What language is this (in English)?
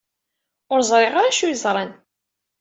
Kabyle